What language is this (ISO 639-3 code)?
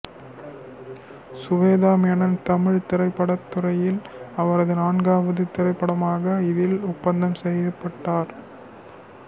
tam